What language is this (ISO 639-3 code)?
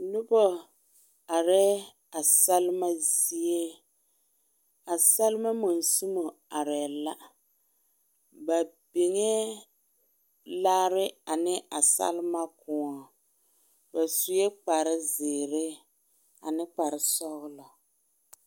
dga